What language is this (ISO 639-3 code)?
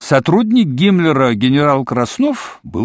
rus